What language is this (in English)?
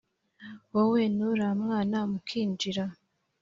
Kinyarwanda